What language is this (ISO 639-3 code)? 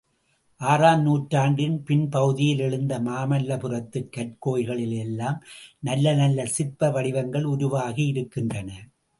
tam